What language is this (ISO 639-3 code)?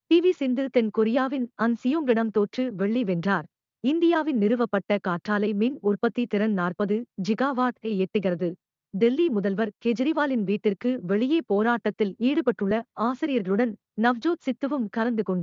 tam